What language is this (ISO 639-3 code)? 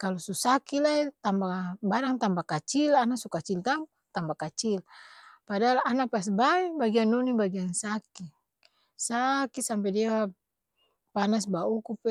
abs